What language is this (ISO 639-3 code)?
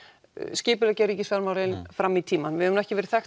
isl